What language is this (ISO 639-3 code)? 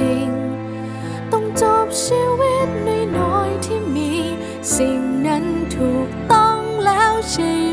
tha